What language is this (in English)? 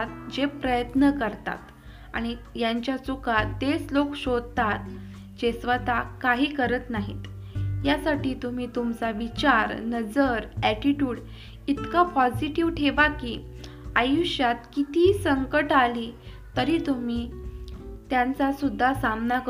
Marathi